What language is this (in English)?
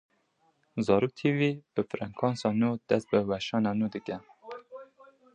Kurdish